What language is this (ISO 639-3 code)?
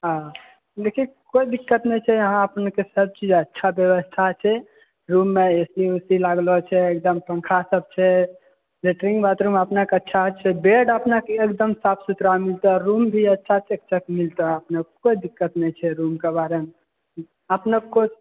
mai